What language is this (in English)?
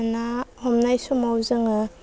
Bodo